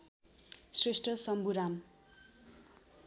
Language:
Nepali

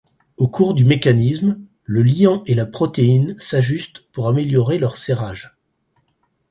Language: French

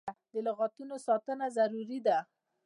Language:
Pashto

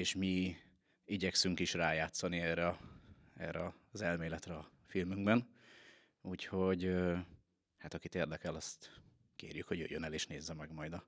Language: Hungarian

